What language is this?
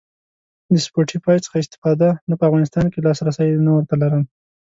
Pashto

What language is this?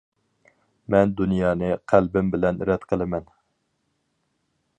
Uyghur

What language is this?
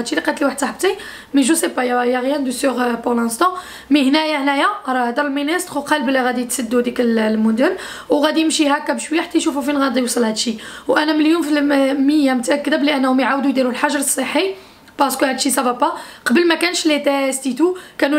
Arabic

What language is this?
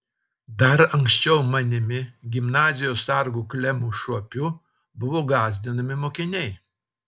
Lithuanian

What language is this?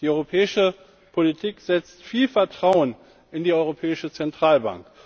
German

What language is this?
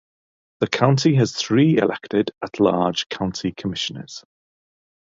English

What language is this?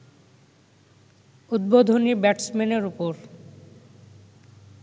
Bangla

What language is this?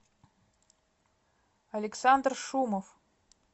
Russian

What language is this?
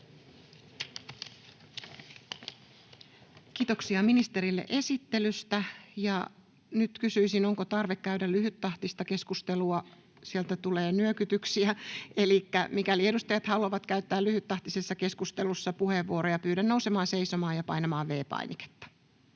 Finnish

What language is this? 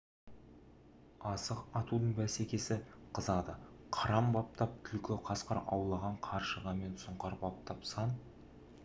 Kazakh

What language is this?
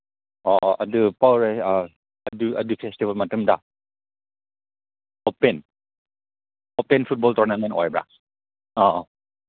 Manipuri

